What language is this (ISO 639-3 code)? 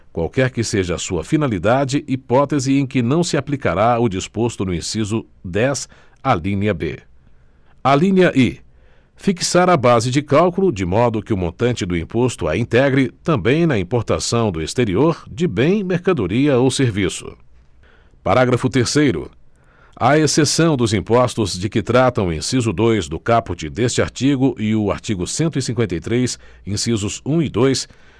por